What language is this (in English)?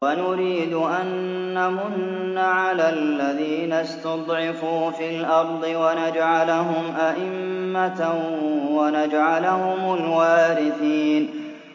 Arabic